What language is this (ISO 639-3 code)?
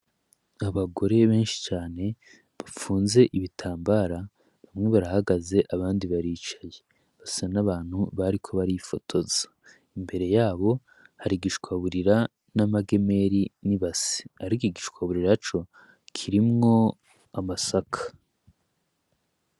run